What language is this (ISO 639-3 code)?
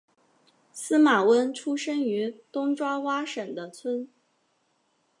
zho